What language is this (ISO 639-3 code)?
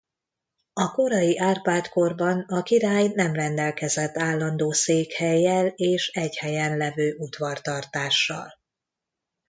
hun